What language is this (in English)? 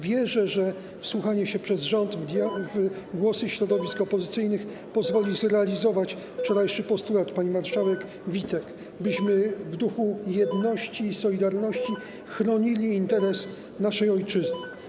Polish